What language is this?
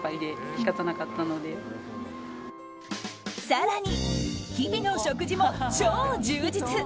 Japanese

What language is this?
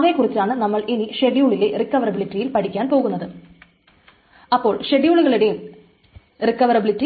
Malayalam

